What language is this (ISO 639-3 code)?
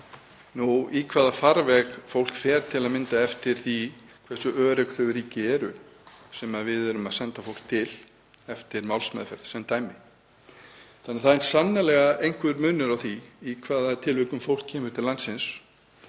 isl